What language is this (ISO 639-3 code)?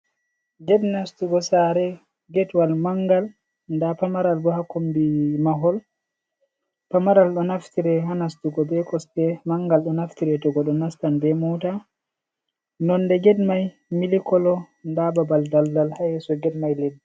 ful